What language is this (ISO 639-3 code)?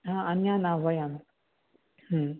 san